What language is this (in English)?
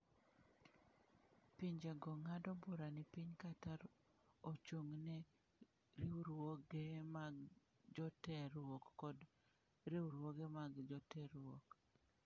Luo (Kenya and Tanzania)